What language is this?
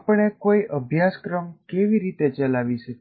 Gujarati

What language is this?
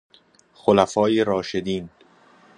Persian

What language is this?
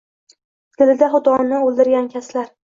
Uzbek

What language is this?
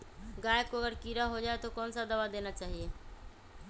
Magahi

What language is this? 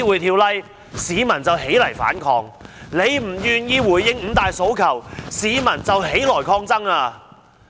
Cantonese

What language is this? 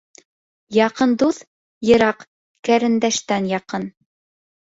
Bashkir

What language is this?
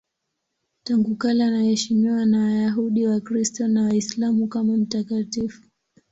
Swahili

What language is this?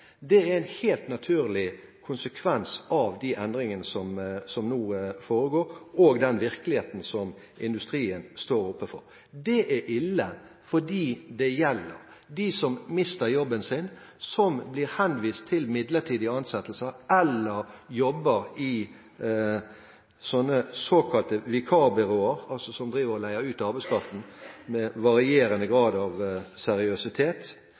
Norwegian Bokmål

